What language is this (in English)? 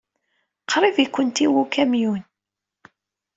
Kabyle